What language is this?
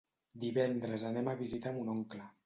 Catalan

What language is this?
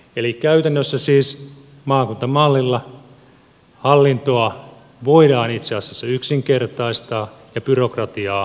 Finnish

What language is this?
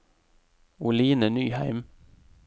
Norwegian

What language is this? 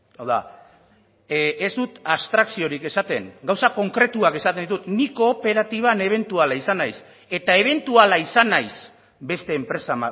Basque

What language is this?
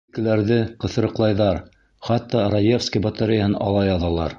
Bashkir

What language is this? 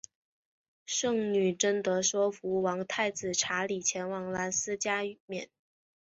Chinese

